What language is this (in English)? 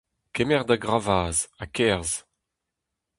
Breton